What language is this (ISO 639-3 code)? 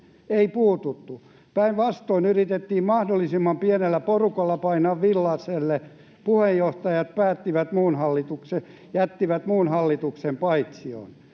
fin